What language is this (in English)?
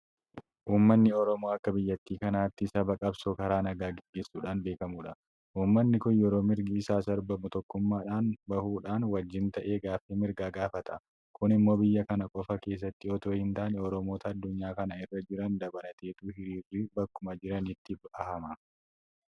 Oromo